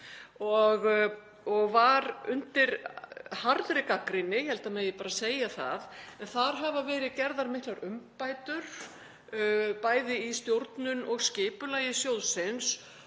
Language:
Icelandic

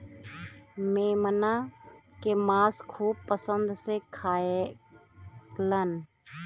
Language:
Bhojpuri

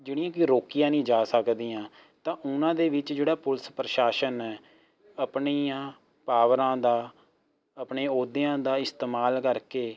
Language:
Punjabi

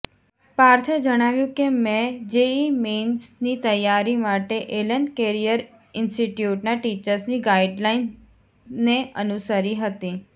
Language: Gujarati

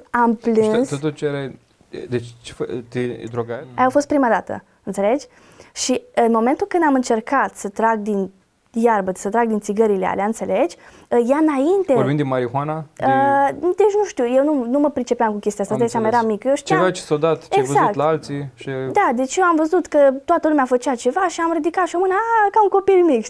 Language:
Romanian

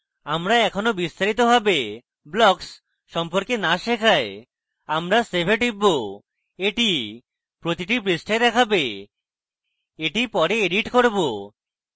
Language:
Bangla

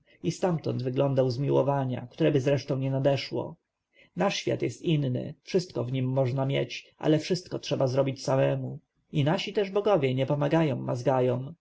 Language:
Polish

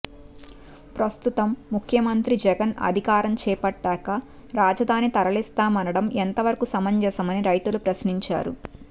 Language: Telugu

